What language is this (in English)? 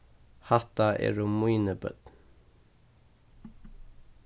Faroese